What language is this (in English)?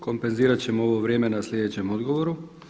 Croatian